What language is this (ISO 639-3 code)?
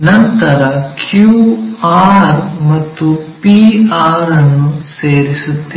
kan